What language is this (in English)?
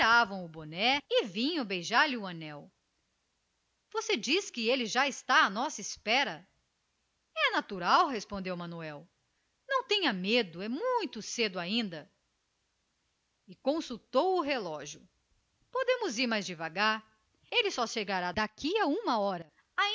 Portuguese